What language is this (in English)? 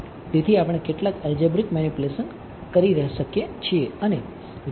Gujarati